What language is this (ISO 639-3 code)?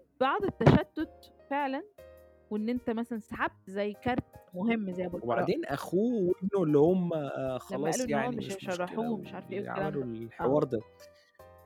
ara